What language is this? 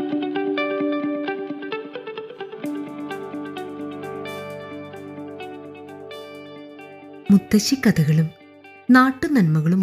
Malayalam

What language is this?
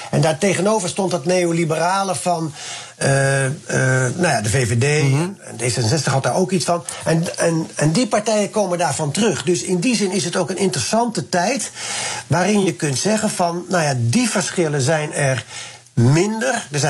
Dutch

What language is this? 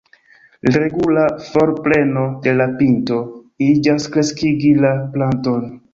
Esperanto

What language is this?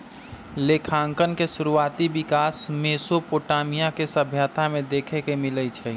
Magahi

